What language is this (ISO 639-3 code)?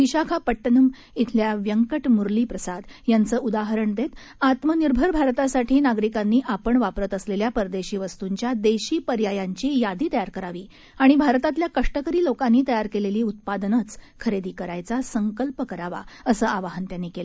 mar